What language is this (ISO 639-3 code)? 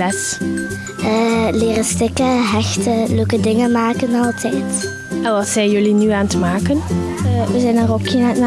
nld